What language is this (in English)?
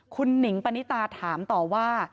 Thai